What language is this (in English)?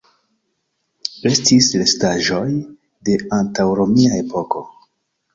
Esperanto